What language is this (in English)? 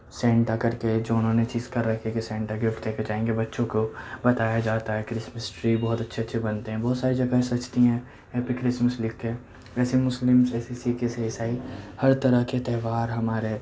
Urdu